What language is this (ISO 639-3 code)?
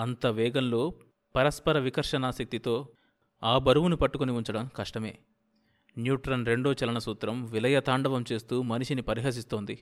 tel